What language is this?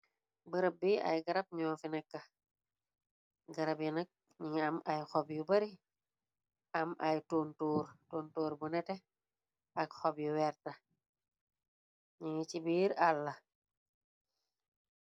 Wolof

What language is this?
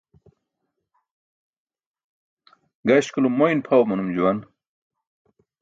Burushaski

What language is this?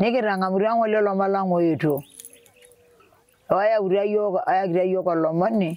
Indonesian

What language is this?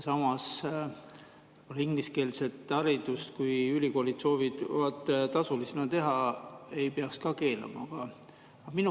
Estonian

